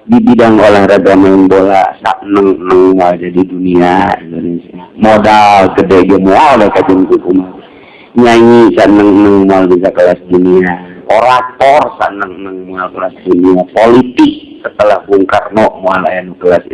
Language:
Indonesian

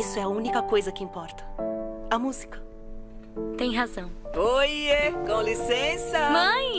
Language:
Portuguese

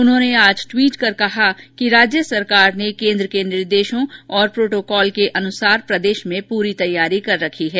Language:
Hindi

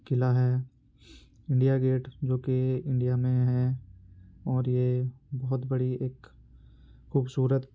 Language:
Urdu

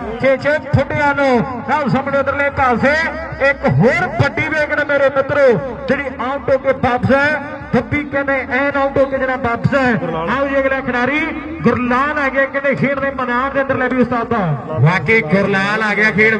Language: Punjabi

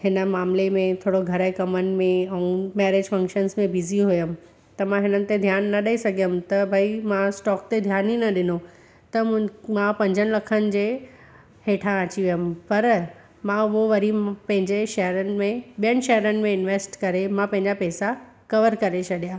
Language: Sindhi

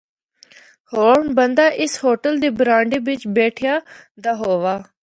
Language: Northern Hindko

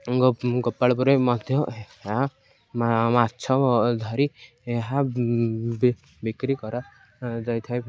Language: Odia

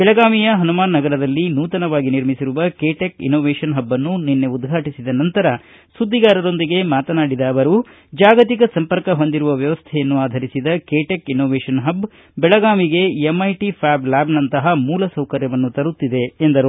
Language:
Kannada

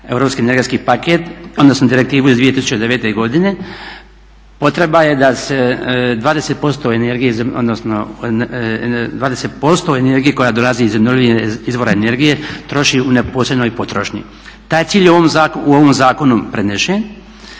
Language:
Croatian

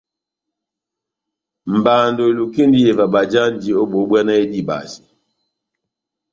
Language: Batanga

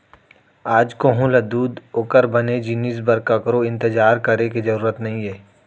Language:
Chhattisgarhi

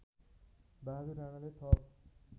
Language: Nepali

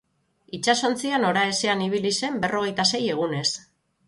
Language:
Basque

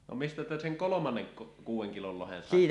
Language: Finnish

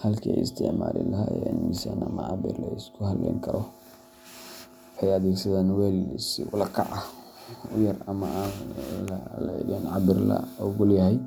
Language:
Somali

